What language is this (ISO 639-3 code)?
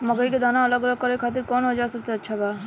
bho